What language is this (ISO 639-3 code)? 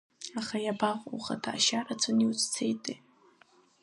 abk